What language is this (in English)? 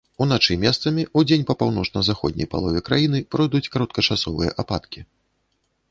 Belarusian